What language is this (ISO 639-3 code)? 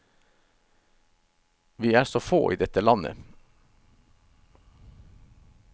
nor